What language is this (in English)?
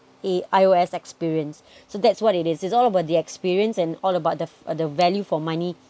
English